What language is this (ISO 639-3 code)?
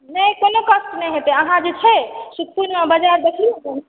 mai